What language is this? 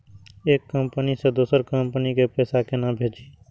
Maithili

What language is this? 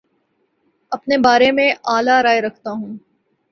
Urdu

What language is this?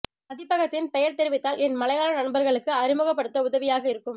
Tamil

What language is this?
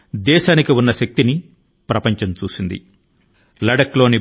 Telugu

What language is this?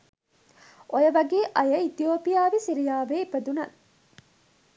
Sinhala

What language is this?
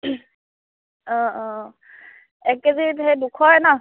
Assamese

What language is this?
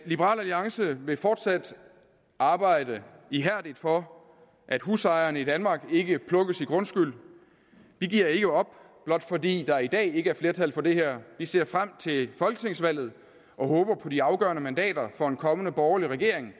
Danish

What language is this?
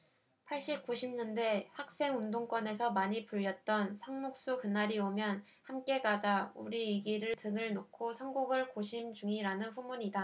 Korean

